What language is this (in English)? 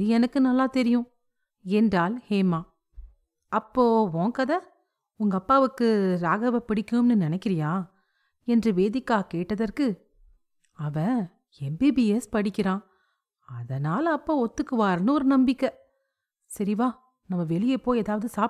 Tamil